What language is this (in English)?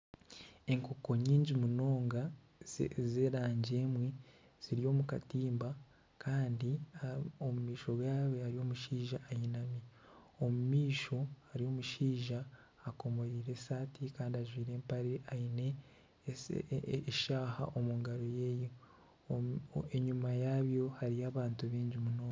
Nyankole